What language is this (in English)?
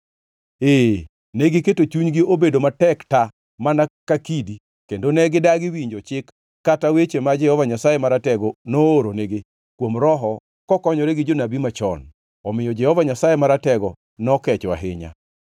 Luo (Kenya and Tanzania)